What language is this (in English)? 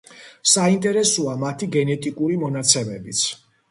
Georgian